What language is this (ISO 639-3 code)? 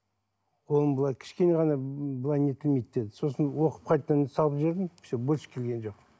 kaz